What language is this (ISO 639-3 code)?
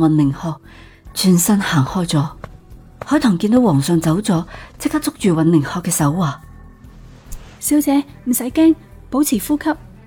zho